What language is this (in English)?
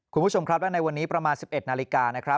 Thai